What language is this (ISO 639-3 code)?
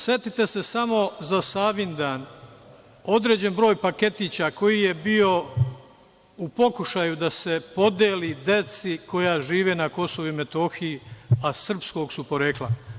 srp